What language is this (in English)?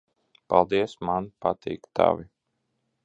Latvian